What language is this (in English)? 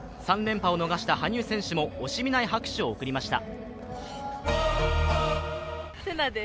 Japanese